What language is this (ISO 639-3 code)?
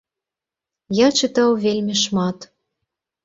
bel